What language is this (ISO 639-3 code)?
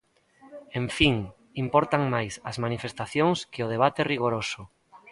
glg